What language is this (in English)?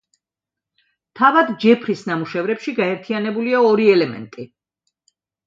Georgian